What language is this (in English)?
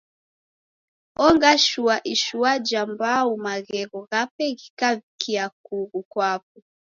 Taita